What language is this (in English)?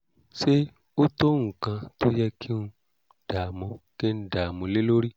Yoruba